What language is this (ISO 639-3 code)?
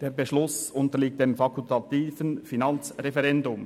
gsw